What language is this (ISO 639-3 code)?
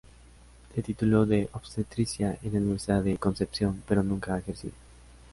spa